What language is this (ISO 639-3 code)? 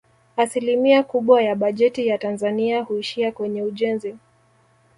swa